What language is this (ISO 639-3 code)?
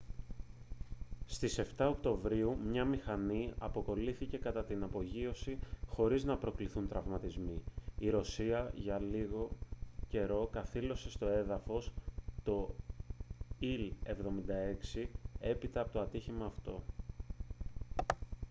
ell